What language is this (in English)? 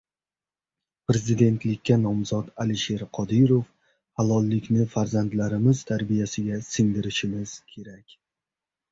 Uzbek